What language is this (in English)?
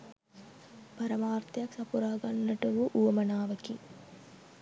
Sinhala